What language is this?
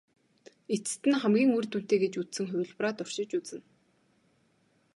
Mongolian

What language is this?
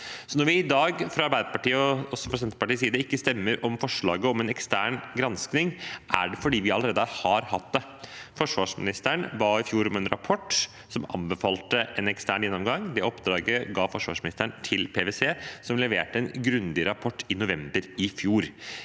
Norwegian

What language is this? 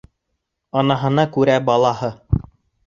Bashkir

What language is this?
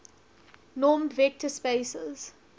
English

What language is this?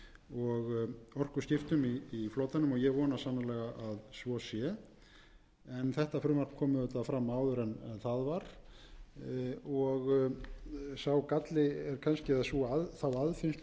Icelandic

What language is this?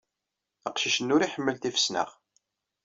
Kabyle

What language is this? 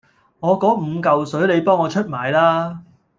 Cantonese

